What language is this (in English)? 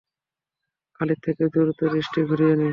Bangla